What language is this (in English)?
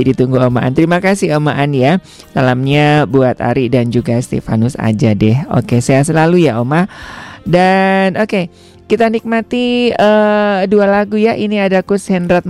Indonesian